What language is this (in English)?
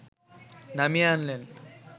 Bangla